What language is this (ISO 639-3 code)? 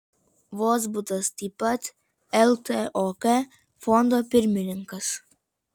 lit